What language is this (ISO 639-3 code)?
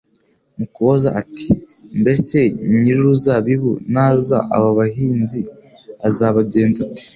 kin